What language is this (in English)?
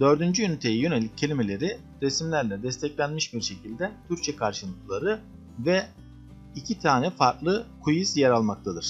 Turkish